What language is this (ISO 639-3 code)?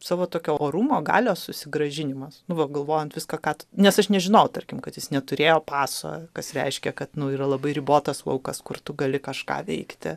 lit